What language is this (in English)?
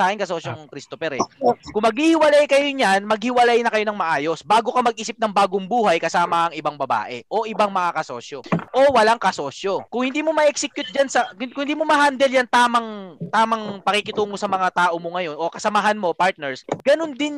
Filipino